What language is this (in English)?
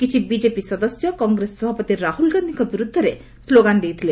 Odia